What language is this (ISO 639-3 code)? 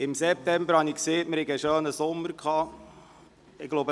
gsw